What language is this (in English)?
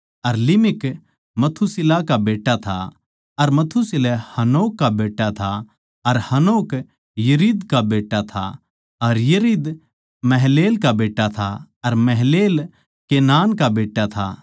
Haryanvi